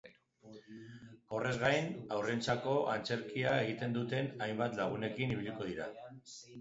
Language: Basque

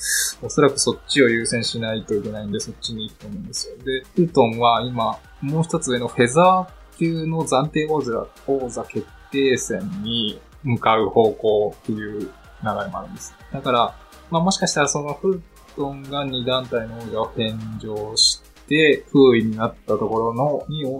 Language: Japanese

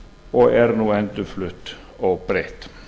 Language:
Icelandic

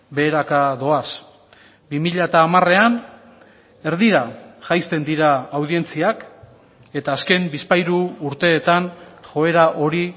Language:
Basque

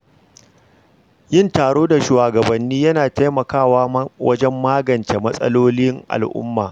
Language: Hausa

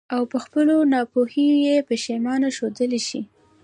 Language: Pashto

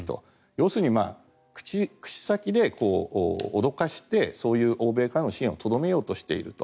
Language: Japanese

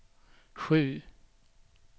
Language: Swedish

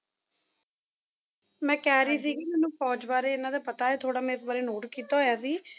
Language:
Punjabi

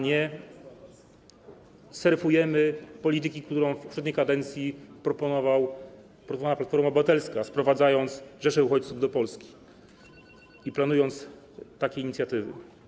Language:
Polish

